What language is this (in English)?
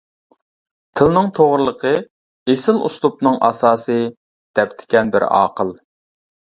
Uyghur